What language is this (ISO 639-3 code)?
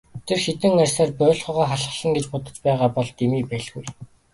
mon